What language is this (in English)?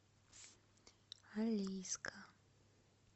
Russian